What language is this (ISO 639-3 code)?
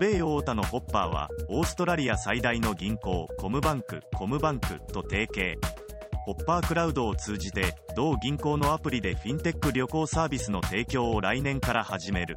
jpn